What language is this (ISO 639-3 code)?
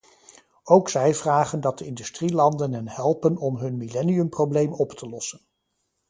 nld